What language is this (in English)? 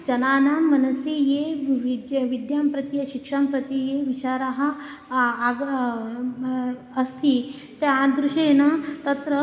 Sanskrit